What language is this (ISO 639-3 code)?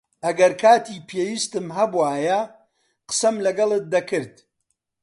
ckb